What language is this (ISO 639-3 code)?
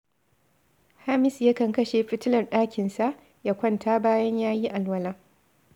hau